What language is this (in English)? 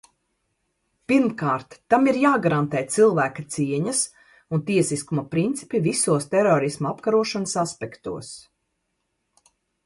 Latvian